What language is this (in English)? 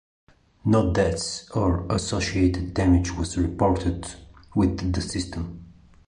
English